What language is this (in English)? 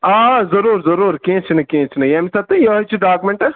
Kashmiri